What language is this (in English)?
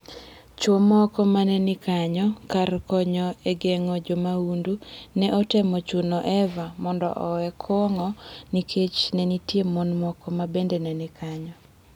Luo (Kenya and Tanzania)